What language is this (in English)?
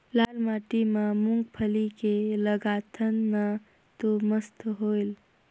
Chhattisgarhi